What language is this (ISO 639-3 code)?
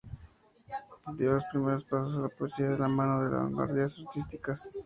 spa